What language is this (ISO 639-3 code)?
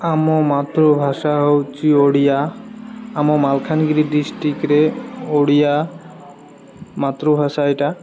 ori